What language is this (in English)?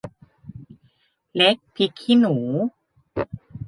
Thai